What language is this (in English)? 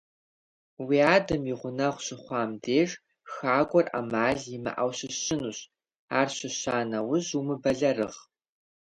Kabardian